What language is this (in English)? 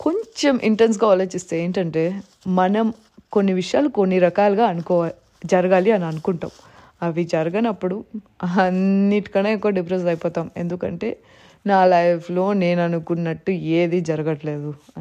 Telugu